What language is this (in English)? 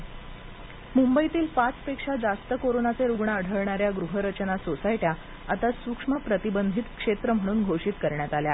Marathi